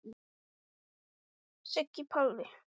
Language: Icelandic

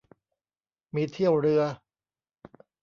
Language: Thai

